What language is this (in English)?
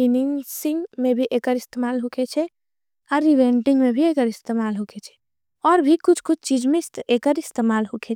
Angika